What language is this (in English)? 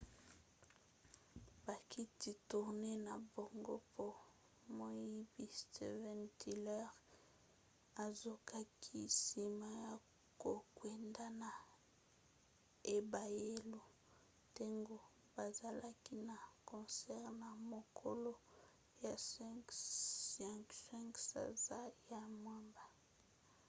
Lingala